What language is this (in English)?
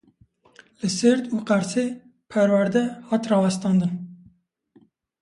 Kurdish